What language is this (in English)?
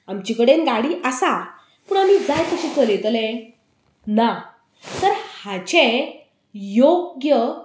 Konkani